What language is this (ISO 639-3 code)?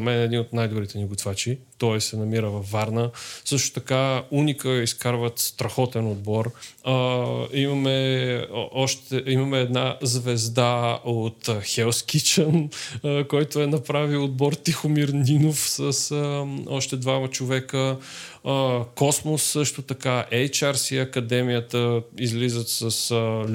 bul